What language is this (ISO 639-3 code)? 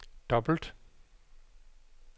dan